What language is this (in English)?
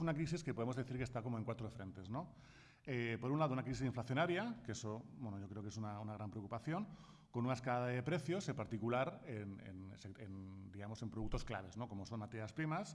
Spanish